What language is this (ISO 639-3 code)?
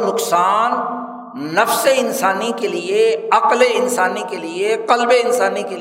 urd